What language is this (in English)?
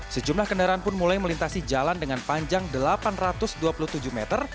Indonesian